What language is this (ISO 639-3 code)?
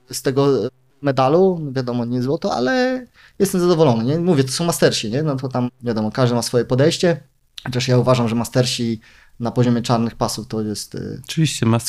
pol